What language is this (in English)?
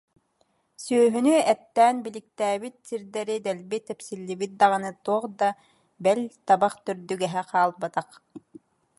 Yakut